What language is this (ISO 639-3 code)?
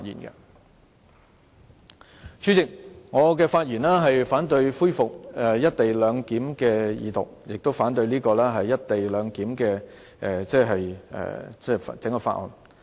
yue